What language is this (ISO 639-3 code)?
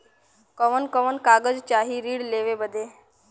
bho